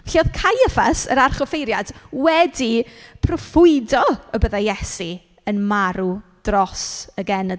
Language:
Welsh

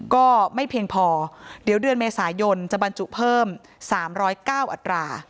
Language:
Thai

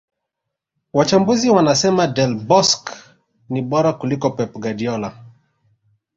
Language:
Swahili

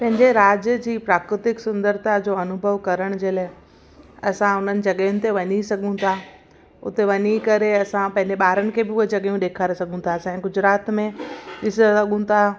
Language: Sindhi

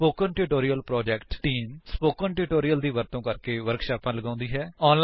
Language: Punjabi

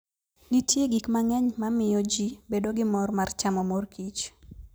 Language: Luo (Kenya and Tanzania)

